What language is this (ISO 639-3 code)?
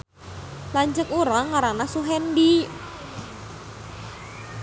sun